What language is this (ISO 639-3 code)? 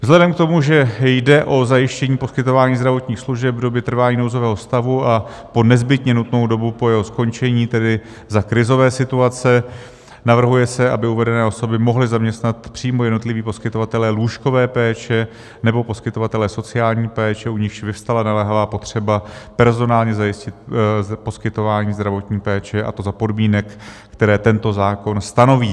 ces